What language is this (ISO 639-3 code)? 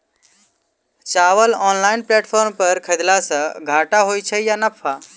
mai